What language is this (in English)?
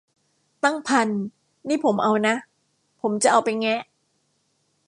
Thai